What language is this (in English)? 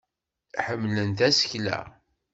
Kabyle